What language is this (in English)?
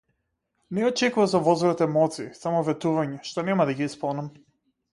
Macedonian